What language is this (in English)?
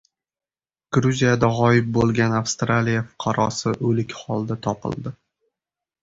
Uzbek